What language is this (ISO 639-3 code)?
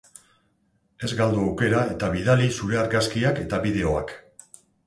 eus